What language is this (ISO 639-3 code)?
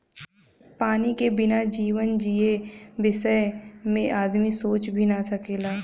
bho